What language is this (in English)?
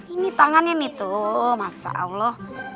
Indonesian